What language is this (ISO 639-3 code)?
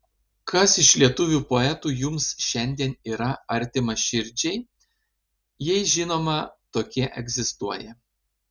lit